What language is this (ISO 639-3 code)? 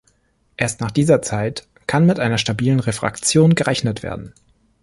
deu